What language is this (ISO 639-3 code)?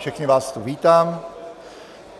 ces